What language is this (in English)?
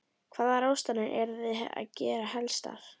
Icelandic